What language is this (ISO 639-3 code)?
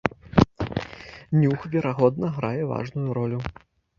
bel